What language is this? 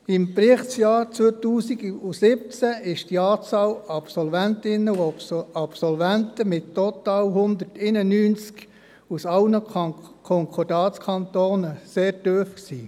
Swiss German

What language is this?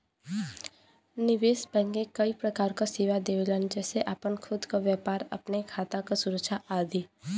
Bhojpuri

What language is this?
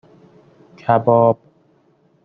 Persian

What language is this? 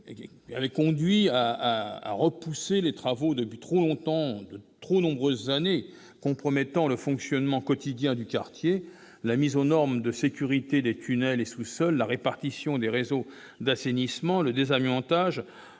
French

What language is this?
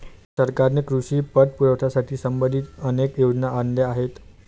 Marathi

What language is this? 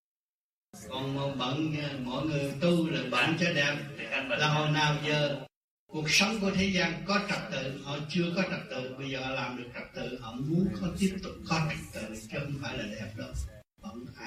Vietnamese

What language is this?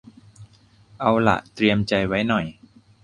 Thai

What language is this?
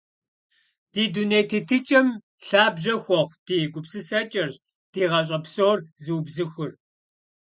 Kabardian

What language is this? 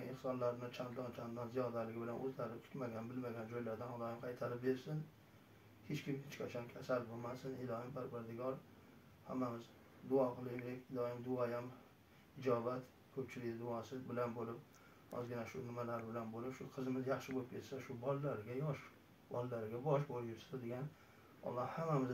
Turkish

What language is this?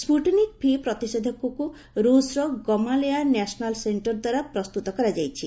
Odia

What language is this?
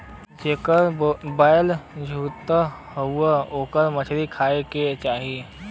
Bhojpuri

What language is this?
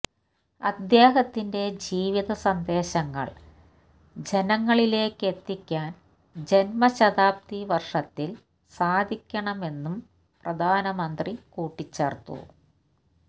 Malayalam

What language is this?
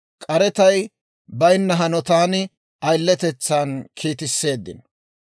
Dawro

